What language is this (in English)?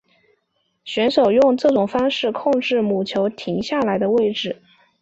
Chinese